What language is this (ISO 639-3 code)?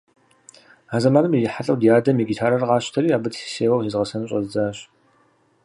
kbd